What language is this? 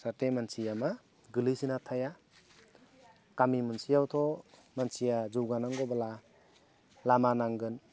Bodo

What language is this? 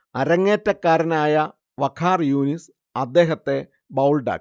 Malayalam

